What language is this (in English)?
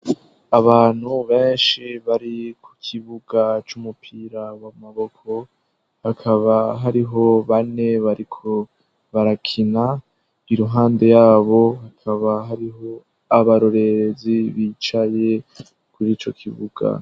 Rundi